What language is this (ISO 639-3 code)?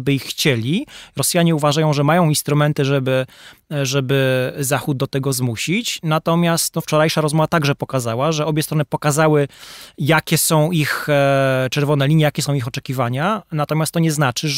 pol